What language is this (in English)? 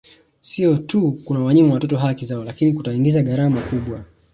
Swahili